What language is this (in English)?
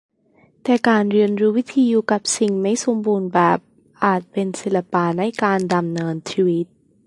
Thai